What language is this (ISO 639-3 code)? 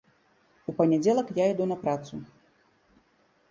bel